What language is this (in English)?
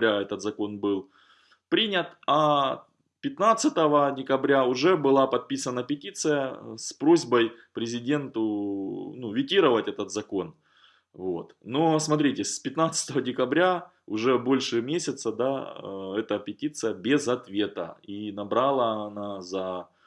Russian